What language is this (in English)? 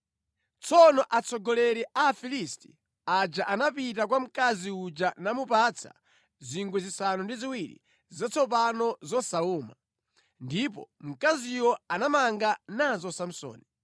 Nyanja